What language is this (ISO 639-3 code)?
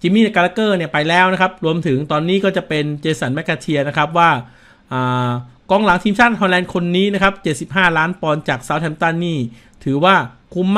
tha